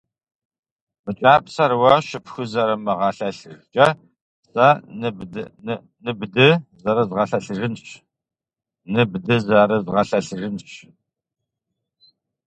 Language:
Kabardian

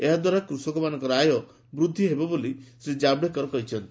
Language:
Odia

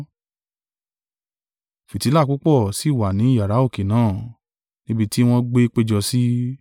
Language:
Yoruba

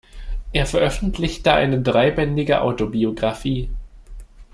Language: German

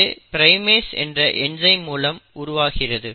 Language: Tamil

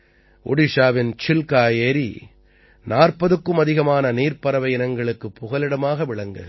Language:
Tamil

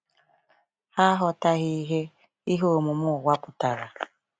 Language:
Igbo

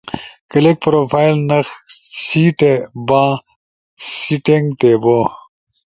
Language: Ushojo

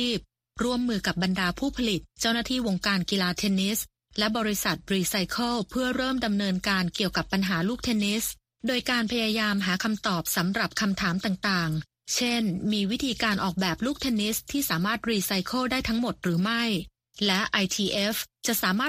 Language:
Thai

